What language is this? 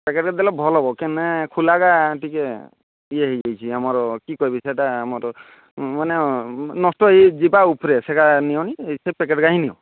Odia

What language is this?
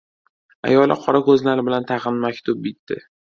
Uzbek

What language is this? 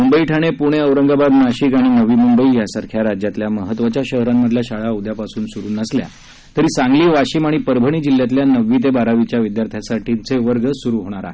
Marathi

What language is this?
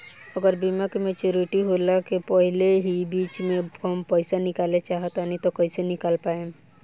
Bhojpuri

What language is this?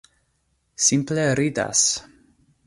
Esperanto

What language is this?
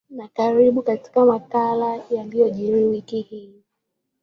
Swahili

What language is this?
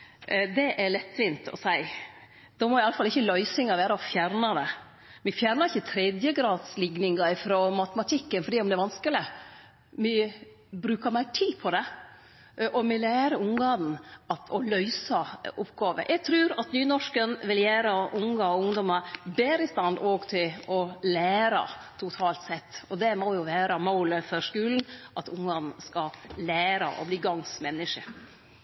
Norwegian Nynorsk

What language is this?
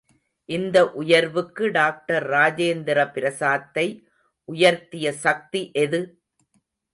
Tamil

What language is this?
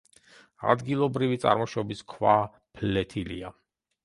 Georgian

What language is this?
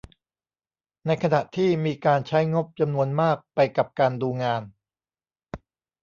Thai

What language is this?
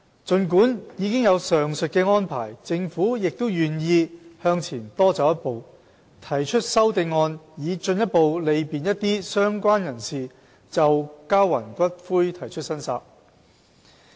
Cantonese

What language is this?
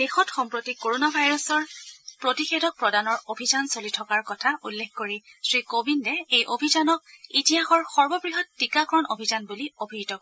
Assamese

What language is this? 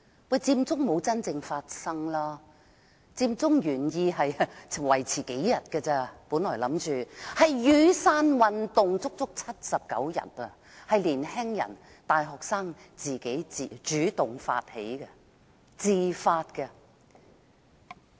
Cantonese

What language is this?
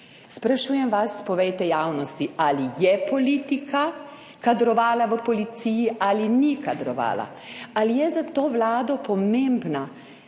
Slovenian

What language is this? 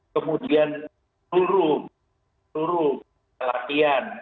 Indonesian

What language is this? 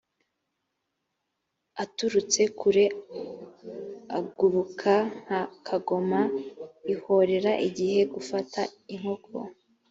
Kinyarwanda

